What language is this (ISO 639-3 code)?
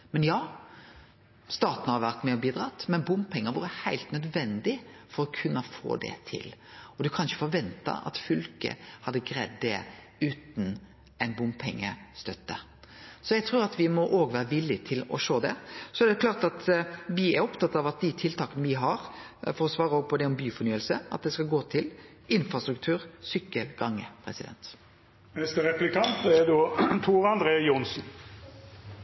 nor